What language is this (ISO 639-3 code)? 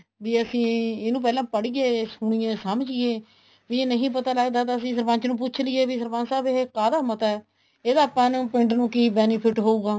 pan